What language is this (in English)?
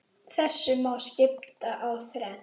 Icelandic